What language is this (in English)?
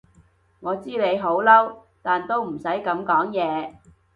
Cantonese